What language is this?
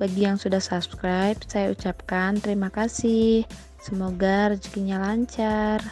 Indonesian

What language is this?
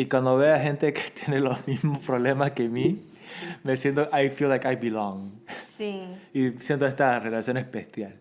Spanish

